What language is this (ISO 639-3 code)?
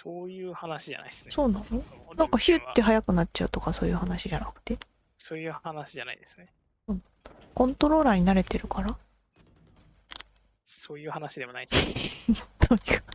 jpn